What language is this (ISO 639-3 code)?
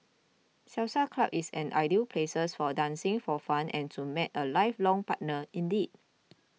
eng